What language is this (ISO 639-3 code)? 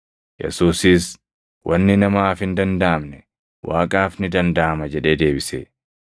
orm